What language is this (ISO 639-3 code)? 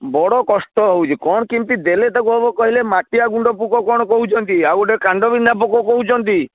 ori